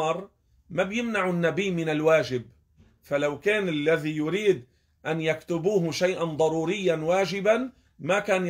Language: Arabic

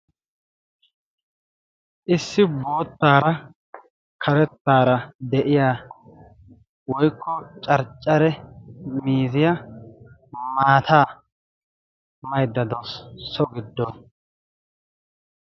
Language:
Wolaytta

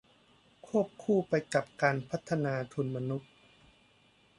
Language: Thai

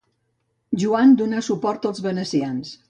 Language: Catalan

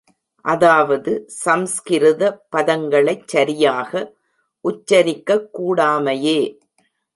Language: Tamil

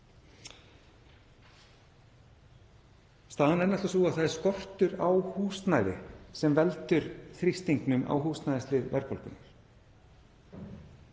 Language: Icelandic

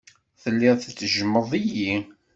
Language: Kabyle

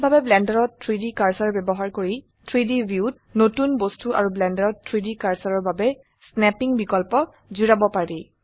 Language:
Assamese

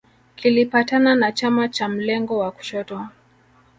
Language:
Swahili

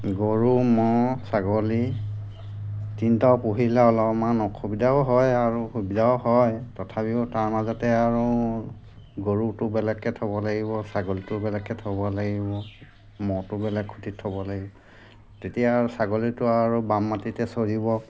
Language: Assamese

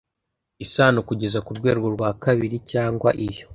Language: Kinyarwanda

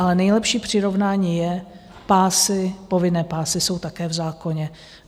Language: Czech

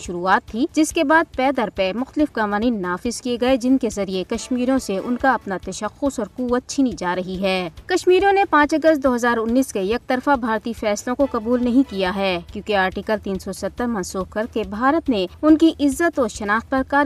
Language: Urdu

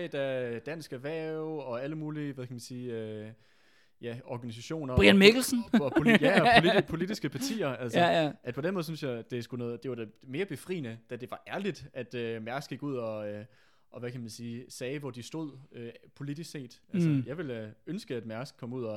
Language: Danish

